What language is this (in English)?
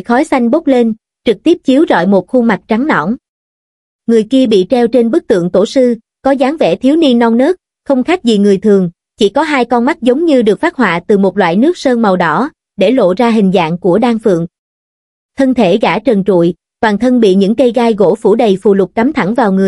Vietnamese